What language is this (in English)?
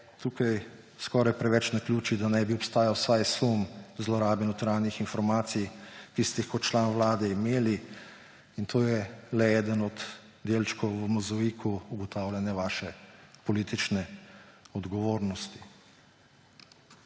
Slovenian